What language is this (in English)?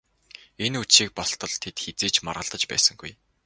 Mongolian